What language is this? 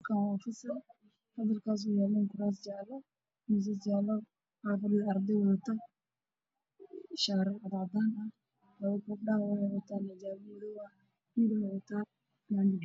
Somali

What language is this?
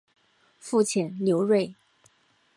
Chinese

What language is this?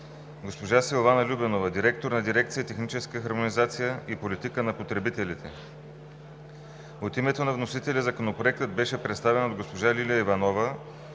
Bulgarian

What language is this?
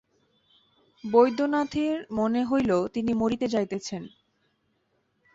Bangla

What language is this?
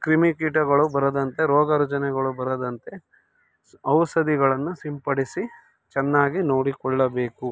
Kannada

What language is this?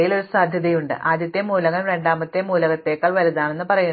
Malayalam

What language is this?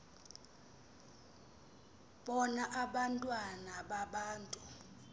Xhosa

